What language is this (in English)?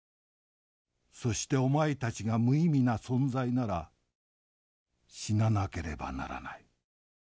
Japanese